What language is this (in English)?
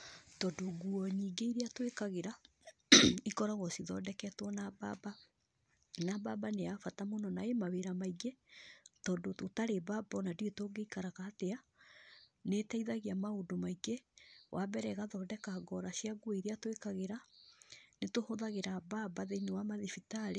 Kikuyu